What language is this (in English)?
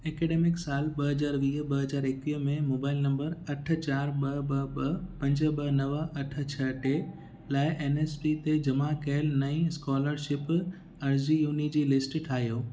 Sindhi